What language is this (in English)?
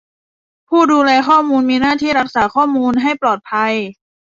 Thai